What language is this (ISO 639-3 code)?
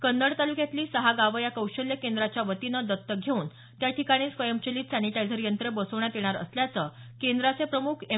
mar